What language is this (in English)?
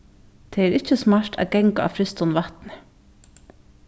Faroese